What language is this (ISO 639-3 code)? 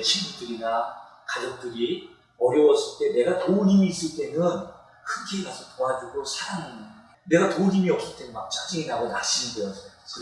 kor